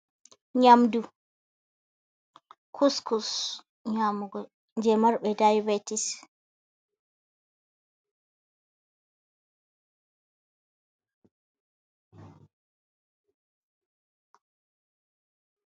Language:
Fula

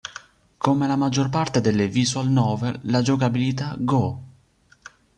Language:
Italian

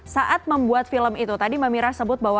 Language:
Indonesian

